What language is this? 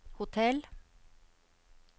Norwegian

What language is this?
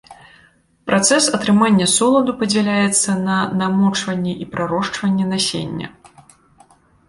Belarusian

